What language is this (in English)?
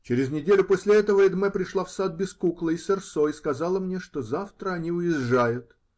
Russian